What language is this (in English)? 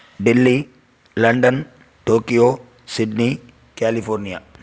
Sanskrit